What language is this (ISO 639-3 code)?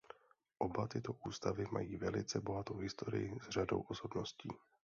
ces